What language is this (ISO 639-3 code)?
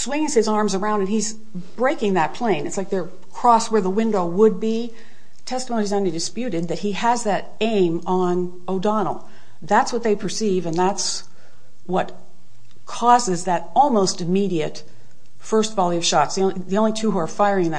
eng